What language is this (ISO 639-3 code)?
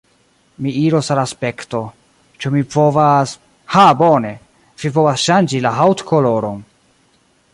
epo